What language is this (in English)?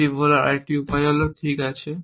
Bangla